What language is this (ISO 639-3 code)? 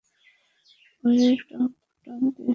ben